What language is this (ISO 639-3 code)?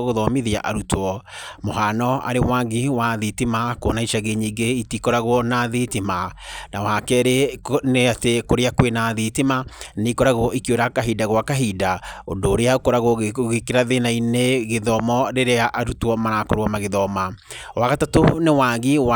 kik